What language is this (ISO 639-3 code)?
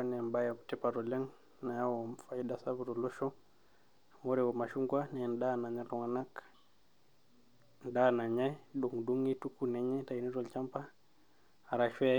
mas